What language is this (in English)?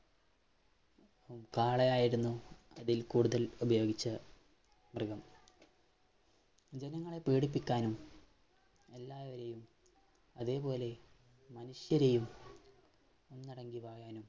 Malayalam